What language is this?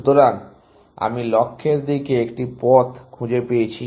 Bangla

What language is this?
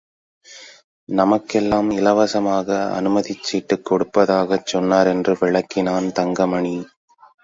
Tamil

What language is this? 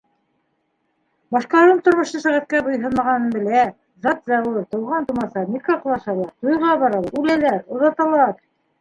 Bashkir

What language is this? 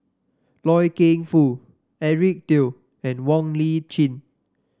English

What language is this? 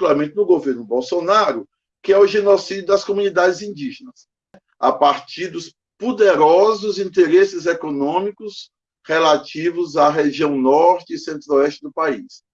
Portuguese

